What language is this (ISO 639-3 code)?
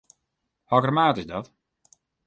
fry